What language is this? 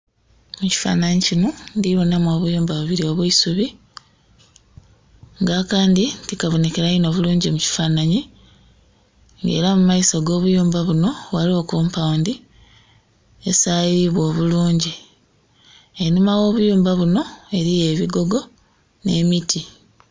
Soga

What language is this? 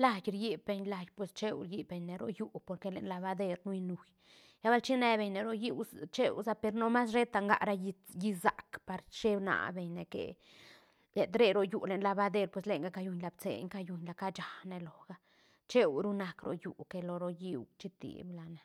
Santa Catarina Albarradas Zapotec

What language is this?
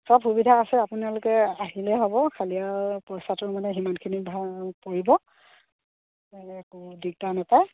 Assamese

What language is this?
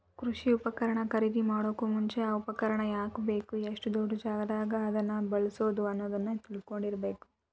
Kannada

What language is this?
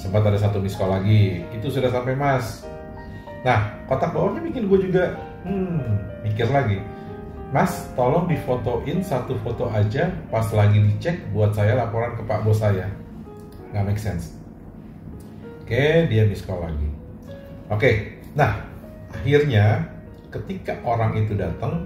Indonesian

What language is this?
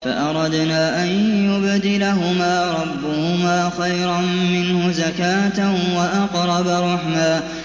Arabic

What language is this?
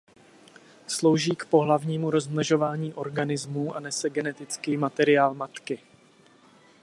Czech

